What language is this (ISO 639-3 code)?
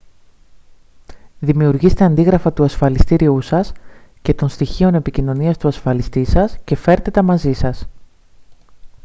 ell